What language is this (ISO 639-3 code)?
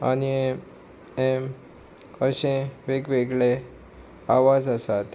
kok